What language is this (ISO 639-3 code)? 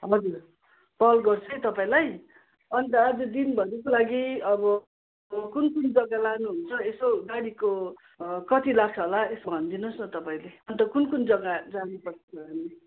nep